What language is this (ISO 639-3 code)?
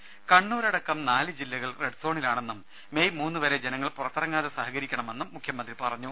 mal